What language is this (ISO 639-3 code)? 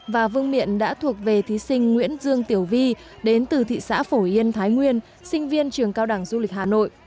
vie